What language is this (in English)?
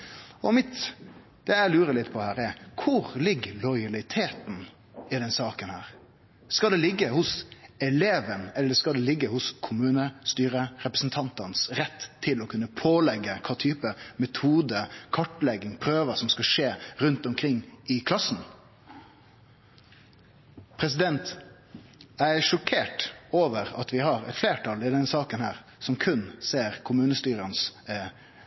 Norwegian Nynorsk